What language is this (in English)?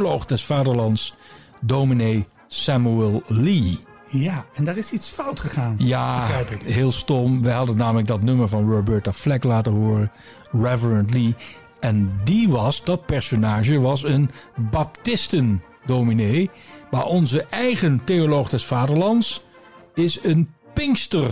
Dutch